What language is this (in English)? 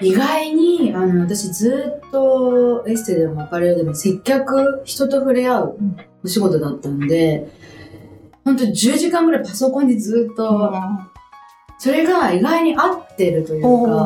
Japanese